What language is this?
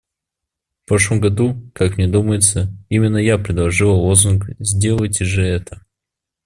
Russian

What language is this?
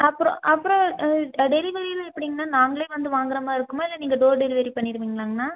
Tamil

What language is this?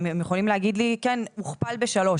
Hebrew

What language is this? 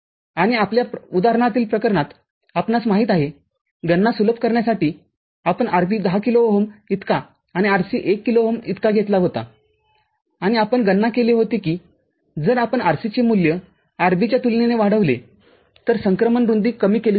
Marathi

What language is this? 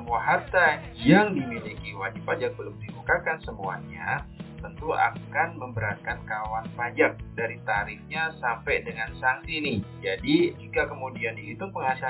Indonesian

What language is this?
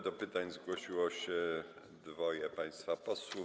Polish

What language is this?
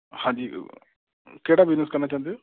Punjabi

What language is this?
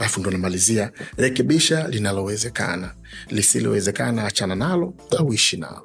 Swahili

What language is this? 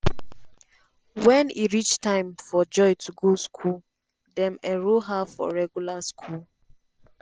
Nigerian Pidgin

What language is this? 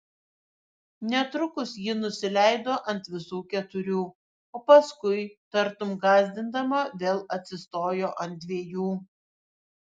Lithuanian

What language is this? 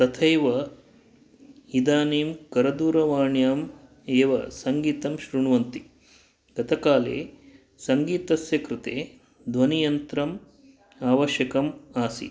Sanskrit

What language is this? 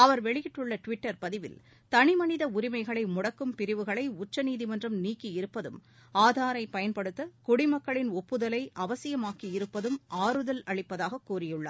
Tamil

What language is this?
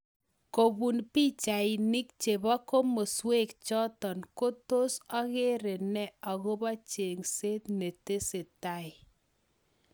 Kalenjin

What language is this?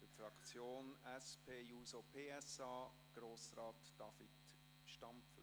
Swiss German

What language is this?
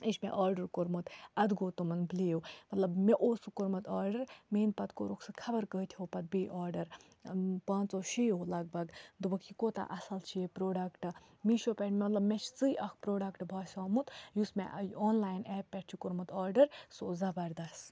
Kashmiri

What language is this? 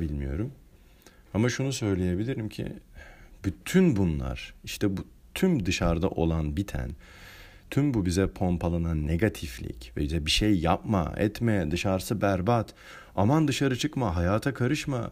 Turkish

